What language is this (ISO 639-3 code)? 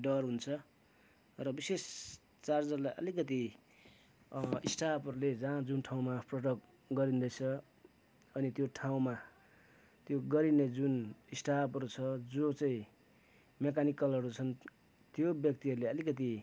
nep